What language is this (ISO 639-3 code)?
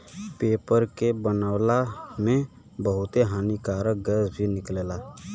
bho